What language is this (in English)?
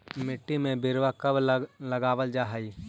Magahi